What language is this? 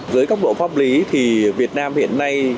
Vietnamese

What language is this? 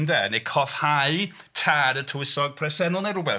Welsh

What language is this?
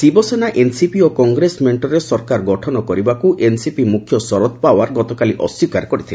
Odia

